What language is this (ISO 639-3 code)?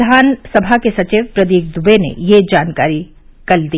hin